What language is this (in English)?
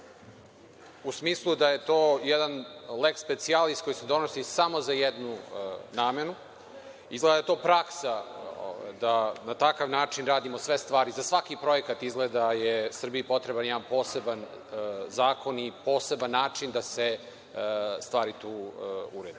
Serbian